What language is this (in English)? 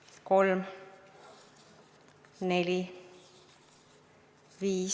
Estonian